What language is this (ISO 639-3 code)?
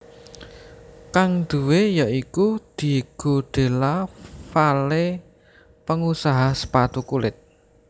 jav